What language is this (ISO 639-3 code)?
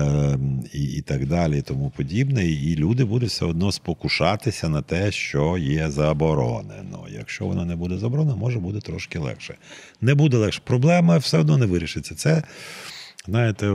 ukr